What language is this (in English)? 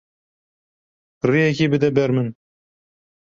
Kurdish